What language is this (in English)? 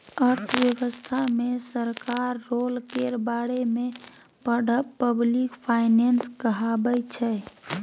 Maithili